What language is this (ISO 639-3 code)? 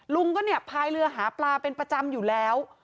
tha